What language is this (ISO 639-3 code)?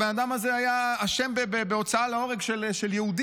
heb